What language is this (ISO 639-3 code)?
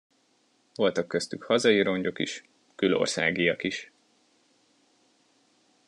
hun